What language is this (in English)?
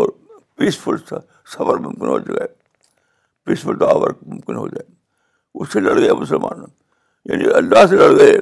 Urdu